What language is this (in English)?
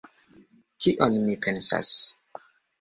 Esperanto